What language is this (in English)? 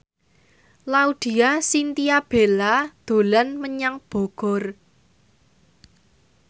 Javanese